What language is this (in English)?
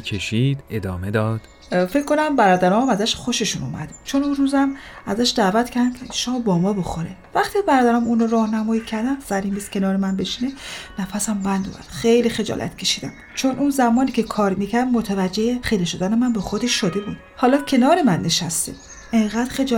Persian